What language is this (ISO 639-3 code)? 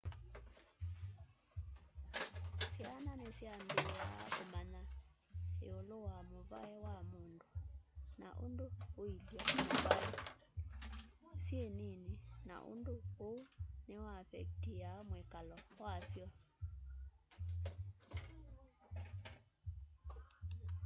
kam